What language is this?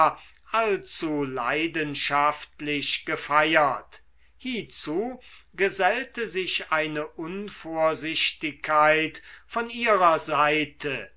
German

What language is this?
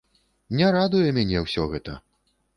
Belarusian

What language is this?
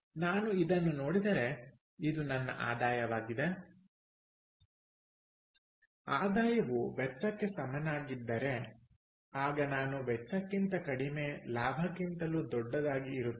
Kannada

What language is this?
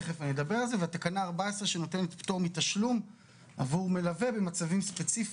Hebrew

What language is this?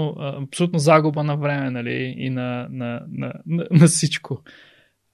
Bulgarian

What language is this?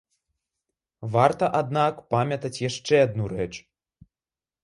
Belarusian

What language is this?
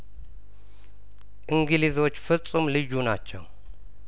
Amharic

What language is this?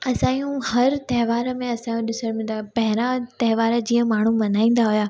Sindhi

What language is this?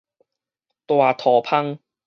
Min Nan Chinese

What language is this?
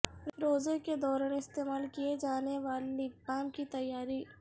Urdu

